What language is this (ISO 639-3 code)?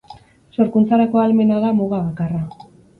eus